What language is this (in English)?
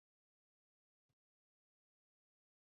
Bangla